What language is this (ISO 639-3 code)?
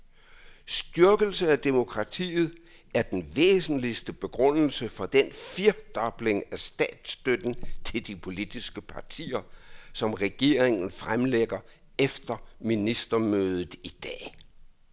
dan